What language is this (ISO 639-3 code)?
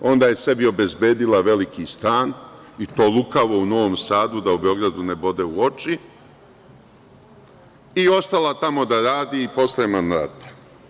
srp